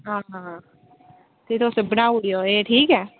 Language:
Dogri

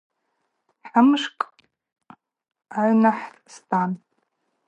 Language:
Abaza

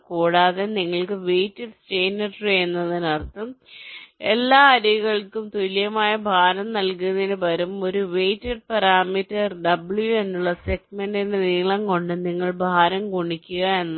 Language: Malayalam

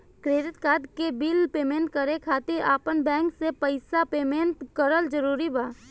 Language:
Bhojpuri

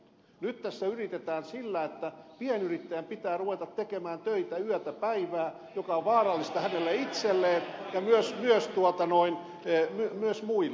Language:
Finnish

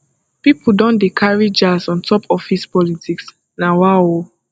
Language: Nigerian Pidgin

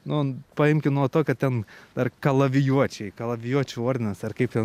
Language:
Lithuanian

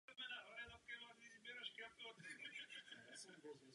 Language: Czech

